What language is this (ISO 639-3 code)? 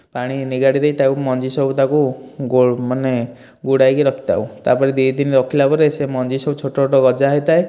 ori